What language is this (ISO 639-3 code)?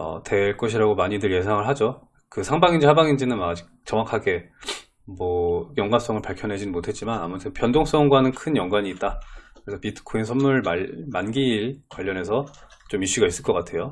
kor